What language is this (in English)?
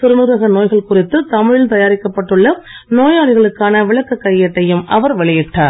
Tamil